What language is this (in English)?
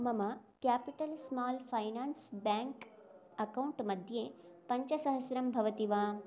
Sanskrit